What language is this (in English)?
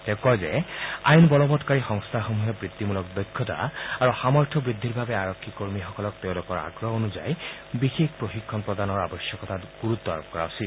Assamese